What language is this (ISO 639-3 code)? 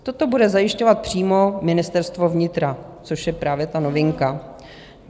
ces